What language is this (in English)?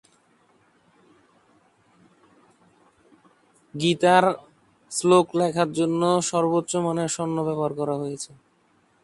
Bangla